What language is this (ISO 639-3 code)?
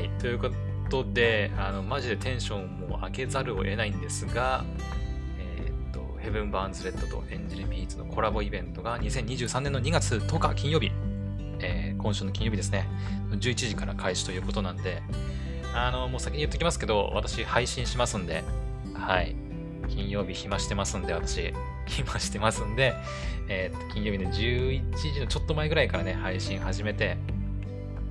jpn